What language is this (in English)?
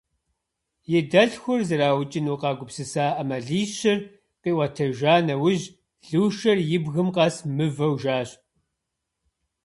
Kabardian